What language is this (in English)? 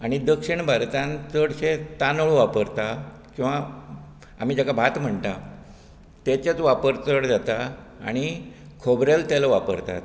Konkani